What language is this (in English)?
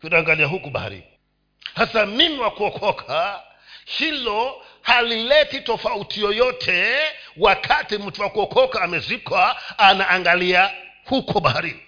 Swahili